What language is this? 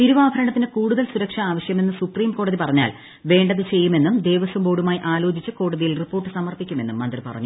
Malayalam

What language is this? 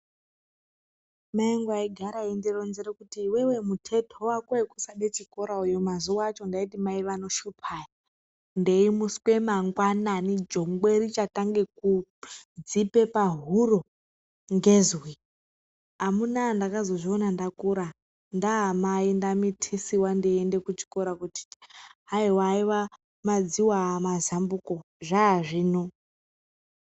Ndau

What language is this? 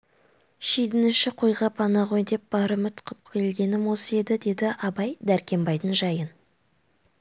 Kazakh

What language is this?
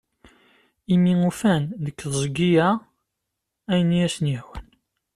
Kabyle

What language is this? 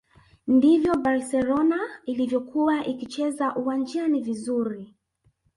Swahili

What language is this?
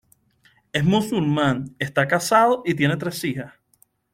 Spanish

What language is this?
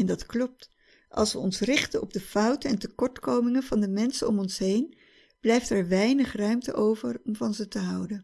Dutch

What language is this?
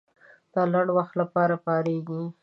Pashto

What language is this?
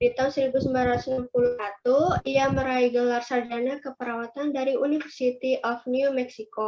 Indonesian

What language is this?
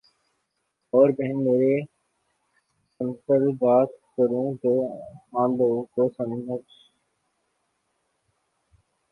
Urdu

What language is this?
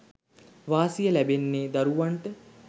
Sinhala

